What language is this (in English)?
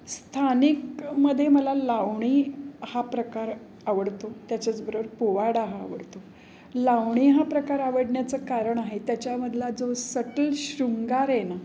Marathi